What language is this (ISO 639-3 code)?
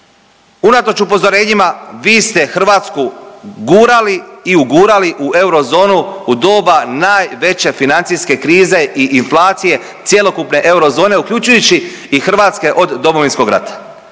hrv